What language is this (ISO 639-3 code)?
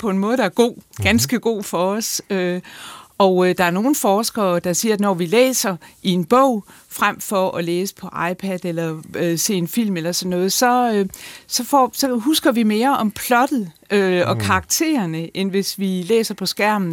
dan